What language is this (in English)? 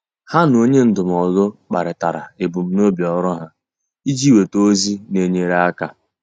Igbo